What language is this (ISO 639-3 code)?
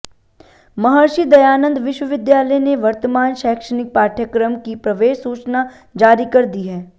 hin